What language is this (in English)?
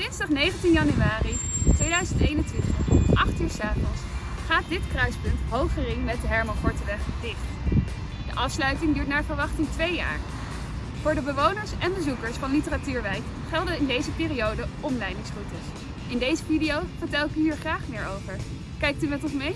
Dutch